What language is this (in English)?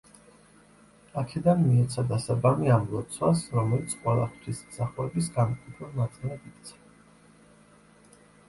Georgian